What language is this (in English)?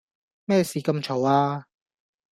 Cantonese